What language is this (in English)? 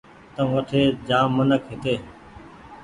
Goaria